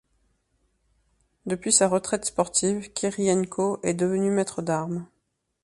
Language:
French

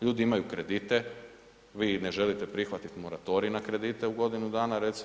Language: Croatian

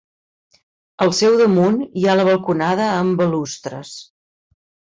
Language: Catalan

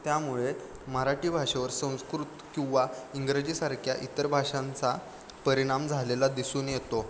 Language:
Marathi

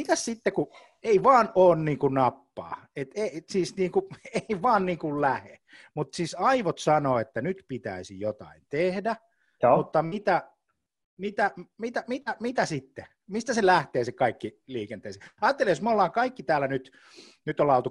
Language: Finnish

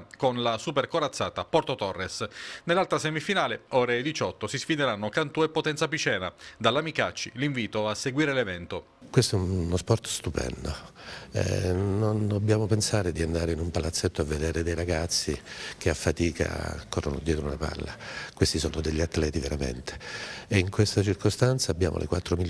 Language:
Italian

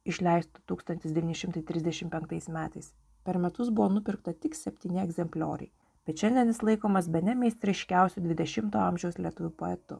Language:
Lithuanian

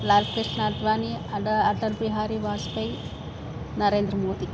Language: Sanskrit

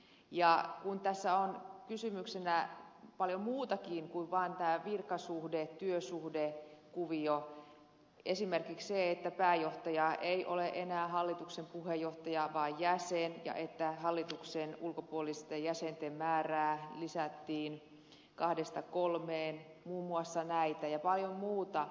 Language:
Finnish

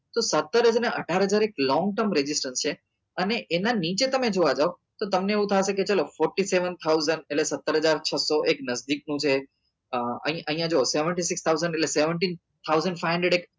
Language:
Gujarati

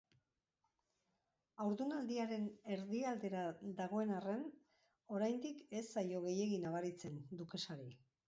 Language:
Basque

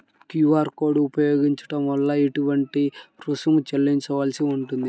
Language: Telugu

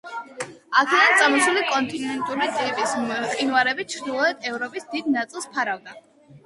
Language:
Georgian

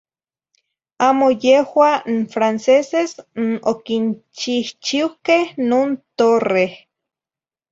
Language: Zacatlán-Ahuacatlán-Tepetzintla Nahuatl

